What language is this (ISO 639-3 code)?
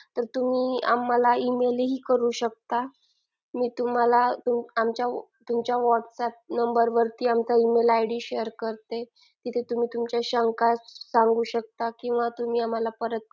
mar